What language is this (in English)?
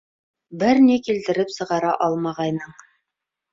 Bashkir